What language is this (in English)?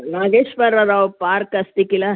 Sanskrit